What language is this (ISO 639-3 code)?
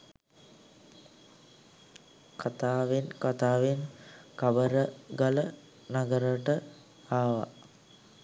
sin